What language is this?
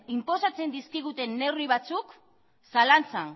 Basque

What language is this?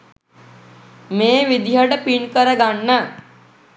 Sinhala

